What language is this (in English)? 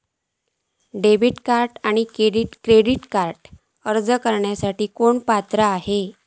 Marathi